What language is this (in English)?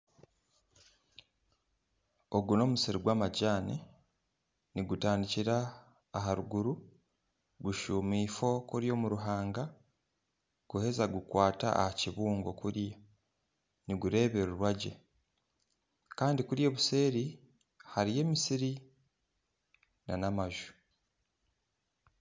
Nyankole